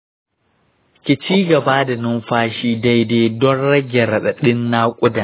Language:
Hausa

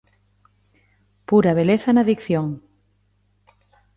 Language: Galician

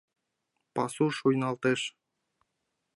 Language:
Mari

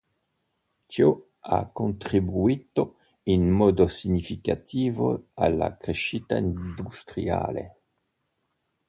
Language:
Italian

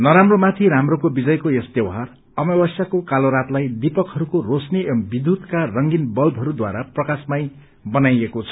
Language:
Nepali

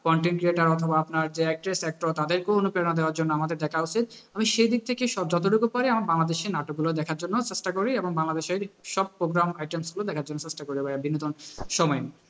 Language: Bangla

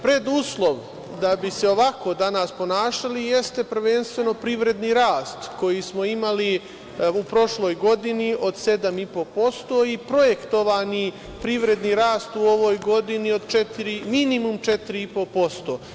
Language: Serbian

